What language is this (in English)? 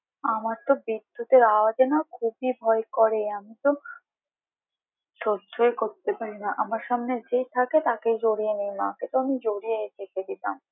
Bangla